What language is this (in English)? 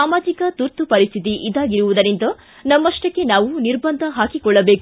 Kannada